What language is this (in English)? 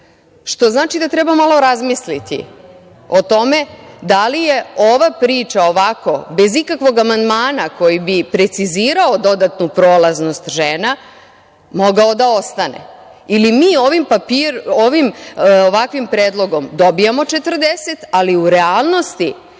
Serbian